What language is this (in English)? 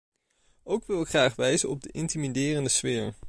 Dutch